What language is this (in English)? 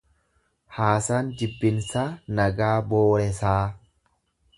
Oromo